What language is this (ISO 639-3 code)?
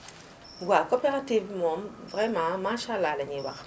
wol